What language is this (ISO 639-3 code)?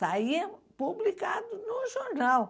por